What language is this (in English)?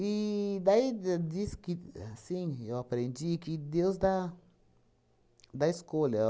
Portuguese